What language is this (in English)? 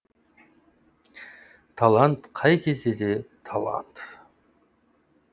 Kazakh